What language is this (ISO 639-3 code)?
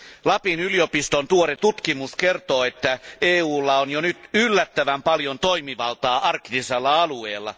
fin